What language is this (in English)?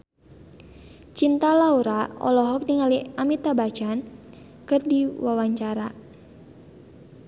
Sundanese